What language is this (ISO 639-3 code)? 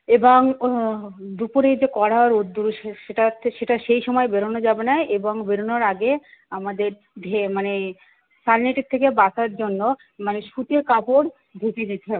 ben